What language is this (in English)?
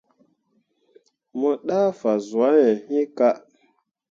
Mundang